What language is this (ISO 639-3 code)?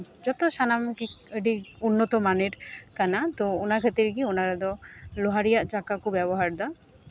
sat